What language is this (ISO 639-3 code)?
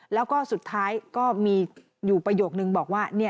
tha